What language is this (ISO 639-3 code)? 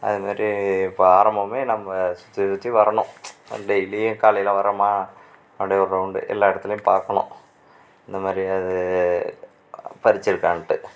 tam